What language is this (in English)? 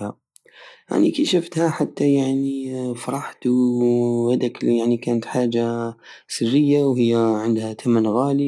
Algerian Saharan Arabic